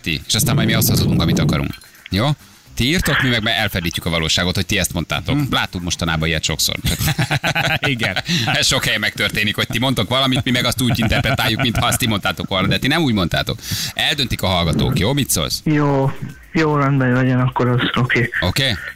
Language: Hungarian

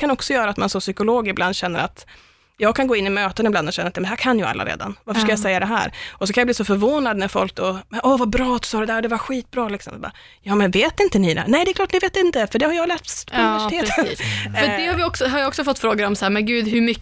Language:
Swedish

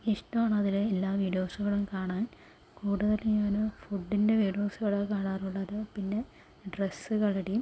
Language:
Malayalam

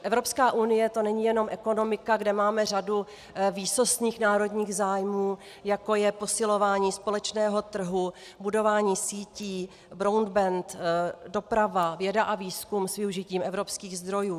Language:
Czech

